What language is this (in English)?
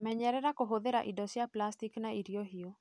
Kikuyu